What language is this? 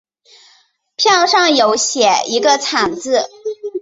Chinese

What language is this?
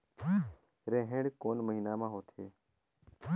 Chhattisgarhi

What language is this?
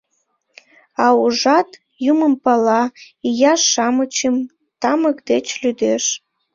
Mari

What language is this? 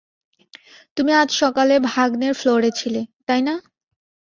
Bangla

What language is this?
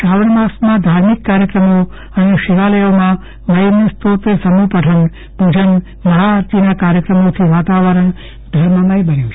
Gujarati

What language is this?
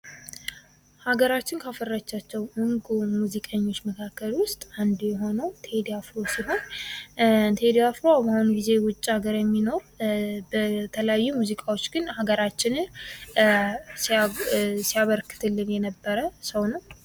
Amharic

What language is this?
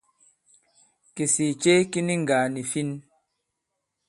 Bankon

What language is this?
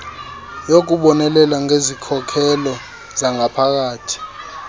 Xhosa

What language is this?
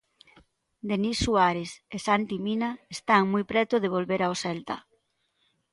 Galician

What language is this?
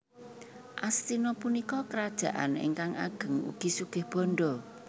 Javanese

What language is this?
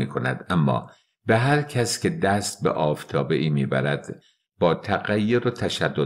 Persian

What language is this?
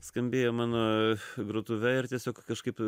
Lithuanian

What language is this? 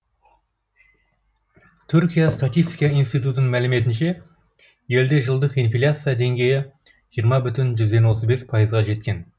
Kazakh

